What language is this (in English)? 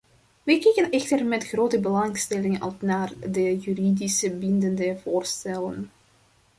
Dutch